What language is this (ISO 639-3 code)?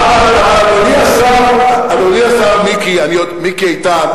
heb